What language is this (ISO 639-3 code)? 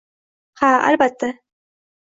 uzb